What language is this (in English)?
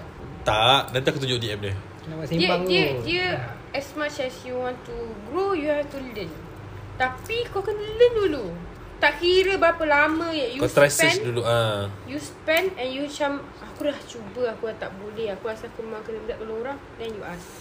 Malay